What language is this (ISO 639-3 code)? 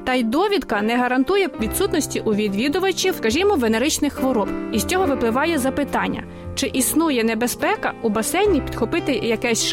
ukr